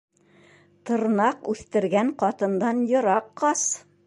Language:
Bashkir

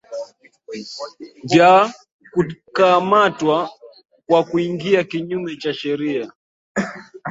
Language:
Swahili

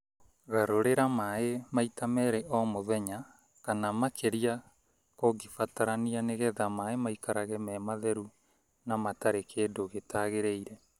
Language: Kikuyu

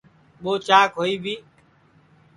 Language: Sansi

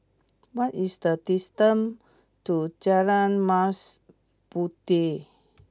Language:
English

